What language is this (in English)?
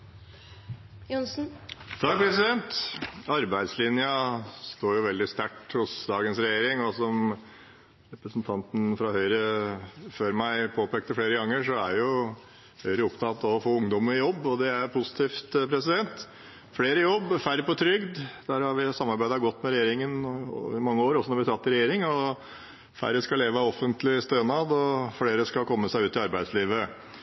Norwegian Bokmål